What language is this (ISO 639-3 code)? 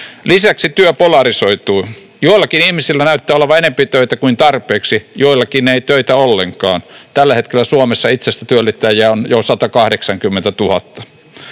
fin